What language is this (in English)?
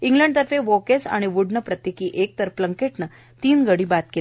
Marathi